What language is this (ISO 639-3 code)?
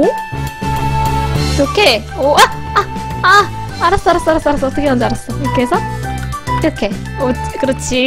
kor